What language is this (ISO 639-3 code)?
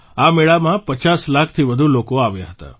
guj